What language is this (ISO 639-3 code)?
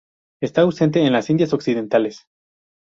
spa